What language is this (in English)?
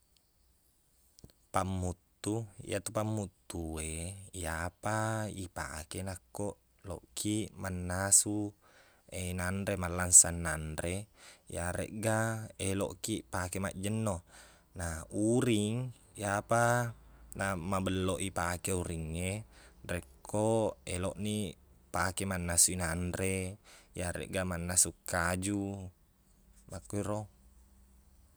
Buginese